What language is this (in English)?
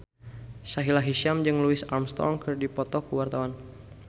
Sundanese